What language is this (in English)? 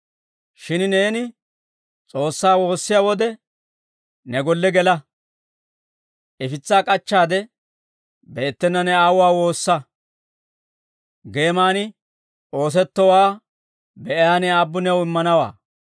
Dawro